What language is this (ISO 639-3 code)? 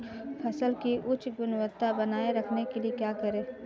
hin